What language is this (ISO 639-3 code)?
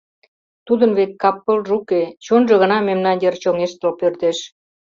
chm